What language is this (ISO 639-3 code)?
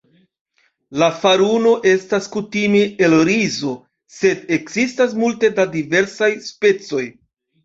epo